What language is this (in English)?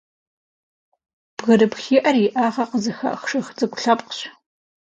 Kabardian